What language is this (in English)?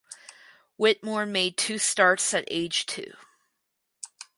English